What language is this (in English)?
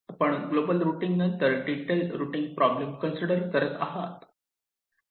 Marathi